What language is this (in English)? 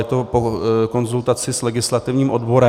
Czech